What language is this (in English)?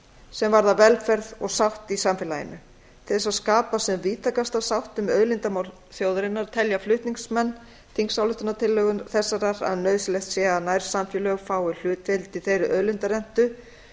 Icelandic